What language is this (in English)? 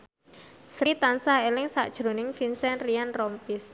Javanese